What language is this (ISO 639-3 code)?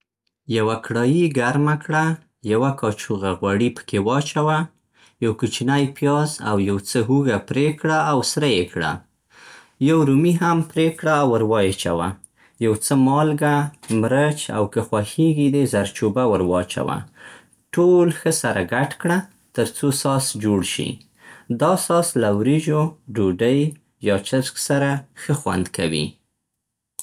pst